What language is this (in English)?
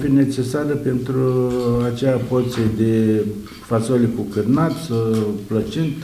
Romanian